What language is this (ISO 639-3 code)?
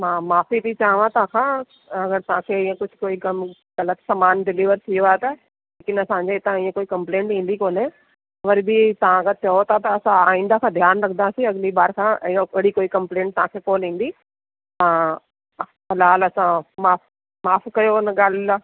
snd